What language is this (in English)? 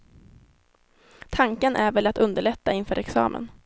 Swedish